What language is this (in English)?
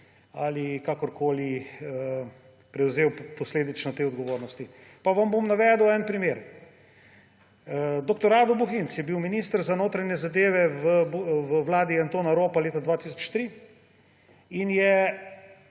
Slovenian